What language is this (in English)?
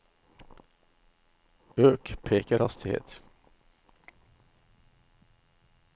Norwegian